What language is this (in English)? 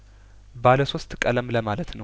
Amharic